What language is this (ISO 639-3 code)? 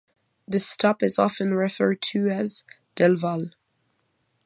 eng